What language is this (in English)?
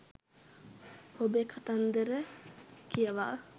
Sinhala